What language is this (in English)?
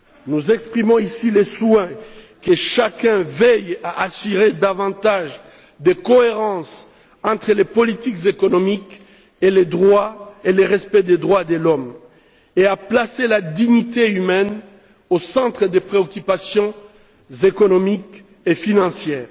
French